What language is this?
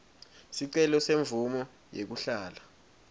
Swati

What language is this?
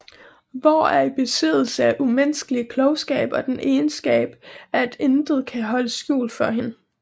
Danish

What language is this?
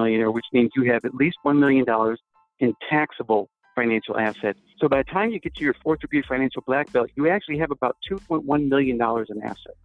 English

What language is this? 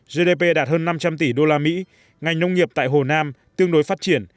Vietnamese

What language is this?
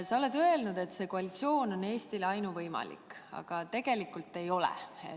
Estonian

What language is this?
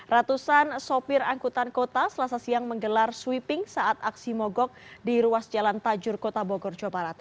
Indonesian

